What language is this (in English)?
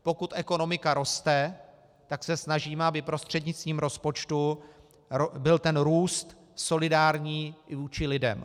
Czech